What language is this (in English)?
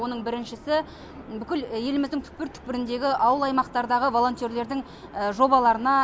Kazakh